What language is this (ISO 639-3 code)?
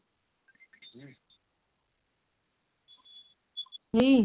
ori